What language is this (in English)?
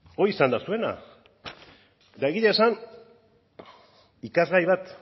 Basque